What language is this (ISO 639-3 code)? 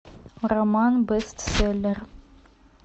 rus